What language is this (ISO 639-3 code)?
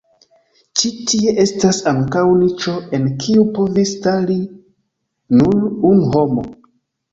epo